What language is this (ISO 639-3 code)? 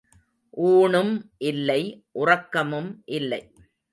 tam